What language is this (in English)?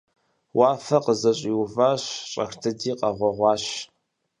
Kabardian